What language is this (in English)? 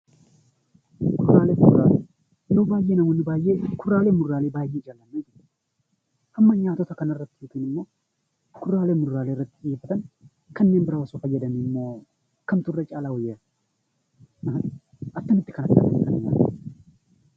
Oromo